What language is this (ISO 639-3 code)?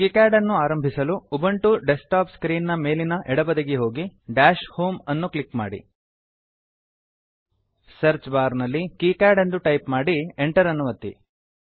kan